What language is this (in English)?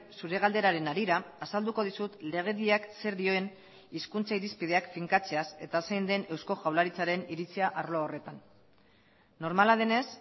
Basque